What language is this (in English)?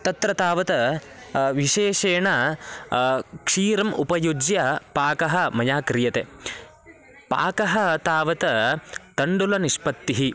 Sanskrit